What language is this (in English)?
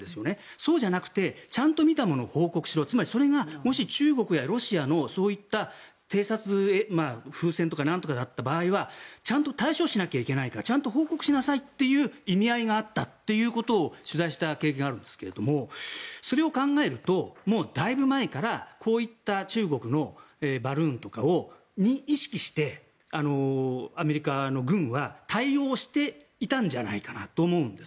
Japanese